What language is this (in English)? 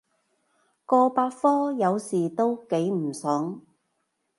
Cantonese